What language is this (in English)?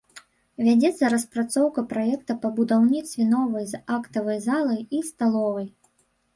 Belarusian